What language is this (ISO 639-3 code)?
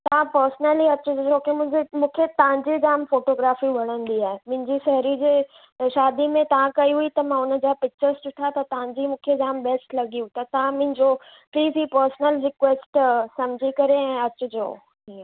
snd